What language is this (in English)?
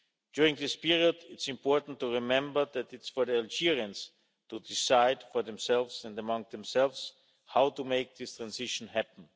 English